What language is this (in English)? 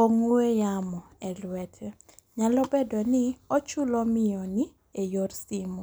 Luo (Kenya and Tanzania)